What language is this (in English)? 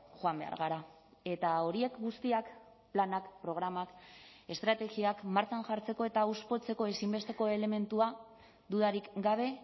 Basque